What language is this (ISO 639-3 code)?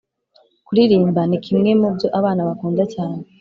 kin